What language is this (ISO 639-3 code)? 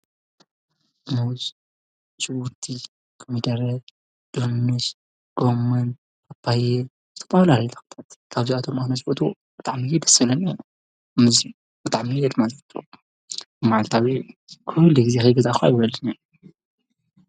tir